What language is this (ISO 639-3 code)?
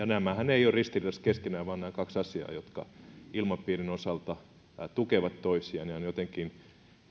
fin